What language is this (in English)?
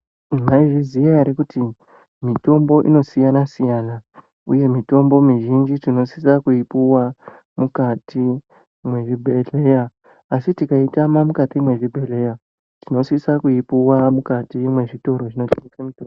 Ndau